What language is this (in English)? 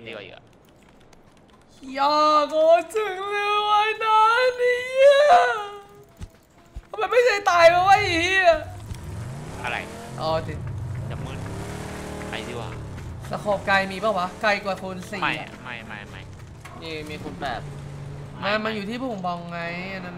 Thai